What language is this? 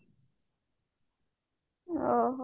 Odia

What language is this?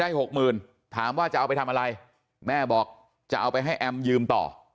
Thai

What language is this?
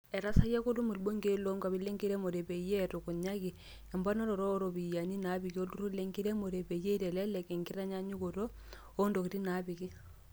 Masai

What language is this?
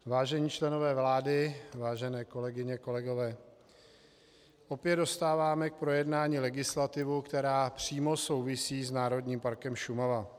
Czech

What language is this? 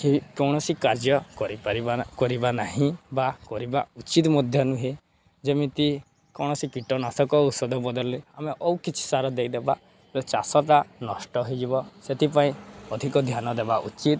Odia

